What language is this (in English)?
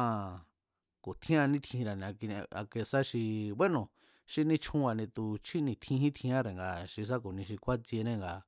Mazatlán Mazatec